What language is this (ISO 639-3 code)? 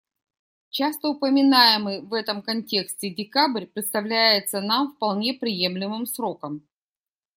rus